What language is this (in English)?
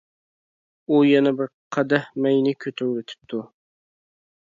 Uyghur